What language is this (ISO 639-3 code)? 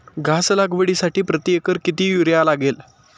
mar